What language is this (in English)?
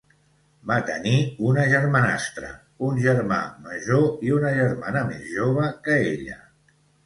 Catalan